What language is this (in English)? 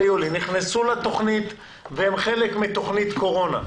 Hebrew